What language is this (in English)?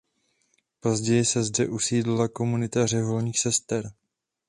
Czech